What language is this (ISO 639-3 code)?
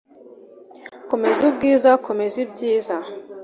kin